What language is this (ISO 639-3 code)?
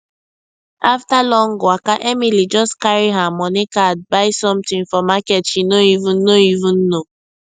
pcm